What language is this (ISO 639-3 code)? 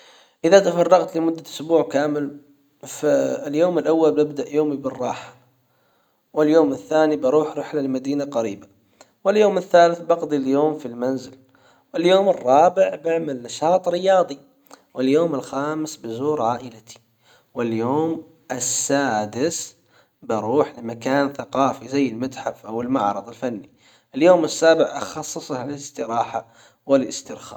acw